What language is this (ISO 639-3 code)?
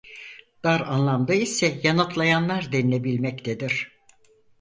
tur